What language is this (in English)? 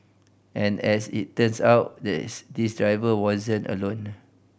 English